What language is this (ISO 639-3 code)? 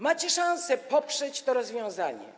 pol